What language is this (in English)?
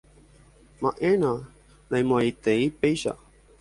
Guarani